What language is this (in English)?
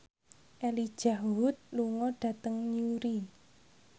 Javanese